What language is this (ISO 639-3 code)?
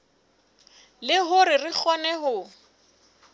sot